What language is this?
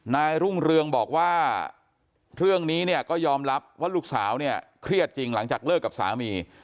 Thai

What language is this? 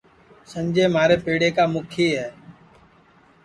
Sansi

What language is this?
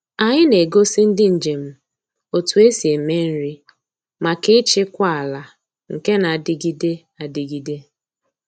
Igbo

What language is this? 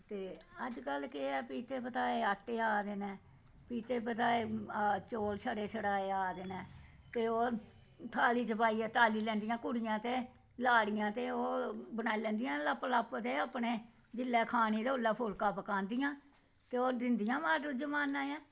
Dogri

